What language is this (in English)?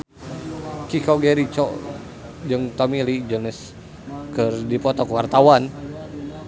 Sundanese